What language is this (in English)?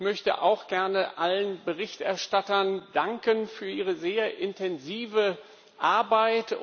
German